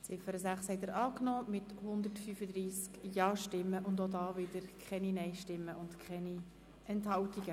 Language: Swiss German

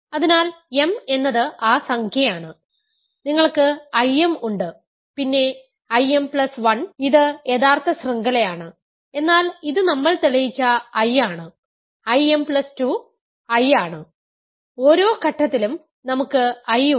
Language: Malayalam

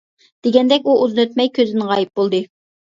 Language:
Uyghur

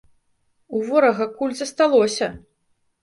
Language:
Belarusian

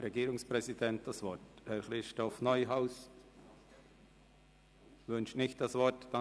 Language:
Swiss German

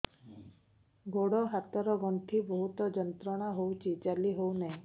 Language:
Odia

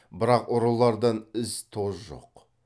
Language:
Kazakh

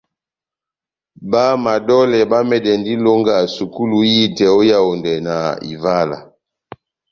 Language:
Batanga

